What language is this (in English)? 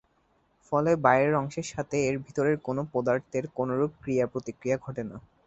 Bangla